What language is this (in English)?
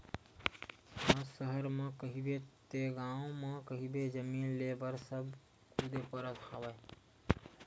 Chhattisgarhi